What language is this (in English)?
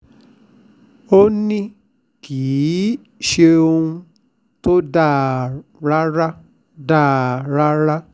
Yoruba